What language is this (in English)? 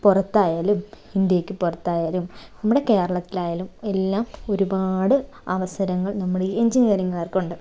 Malayalam